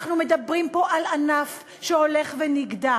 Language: Hebrew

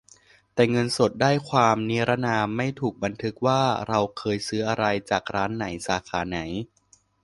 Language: Thai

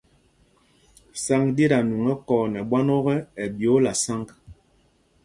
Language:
Mpumpong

